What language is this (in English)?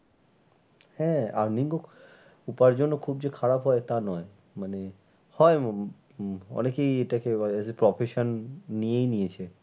Bangla